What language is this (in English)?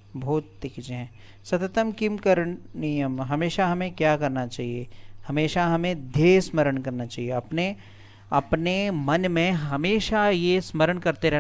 Hindi